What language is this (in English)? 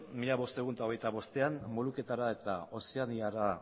Basque